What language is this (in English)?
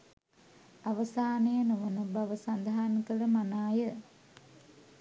Sinhala